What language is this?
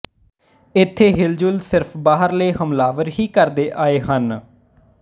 Punjabi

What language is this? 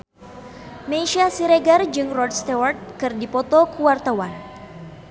Sundanese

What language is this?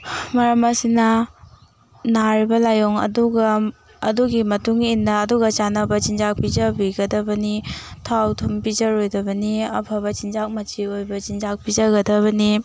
Manipuri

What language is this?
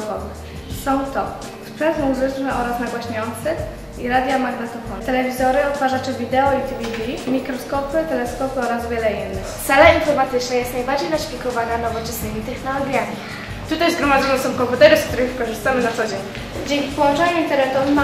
Polish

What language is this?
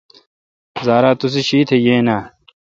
Kalkoti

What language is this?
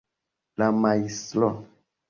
Esperanto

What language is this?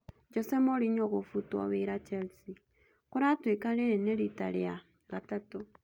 Kikuyu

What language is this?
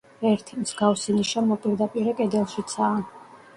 Georgian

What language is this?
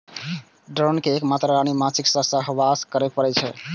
Maithili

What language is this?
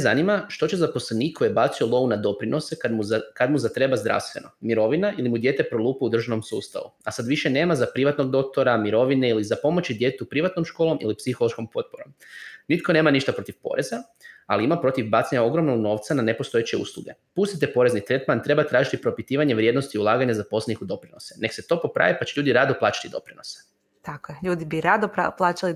Croatian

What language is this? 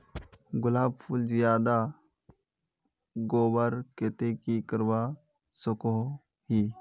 Magahi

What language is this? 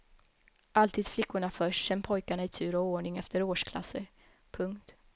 Swedish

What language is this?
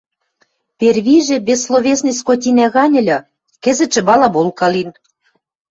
Western Mari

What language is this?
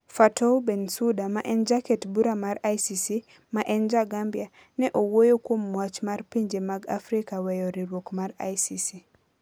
Luo (Kenya and Tanzania)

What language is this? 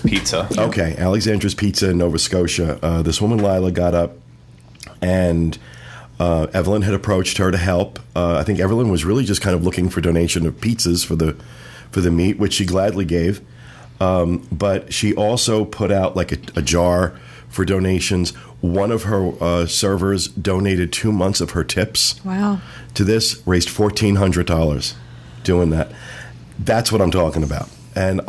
English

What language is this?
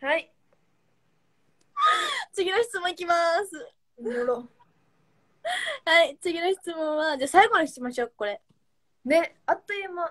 Japanese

